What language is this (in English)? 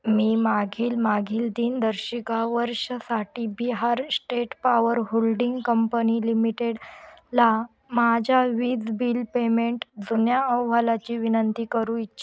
Marathi